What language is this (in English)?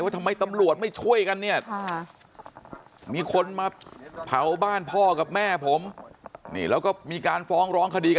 Thai